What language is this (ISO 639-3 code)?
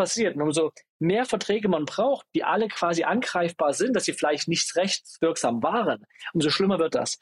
deu